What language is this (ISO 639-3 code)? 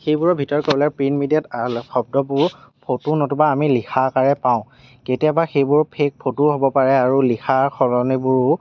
asm